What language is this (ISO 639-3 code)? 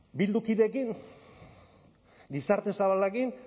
eus